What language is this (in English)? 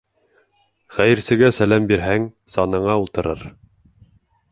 Bashkir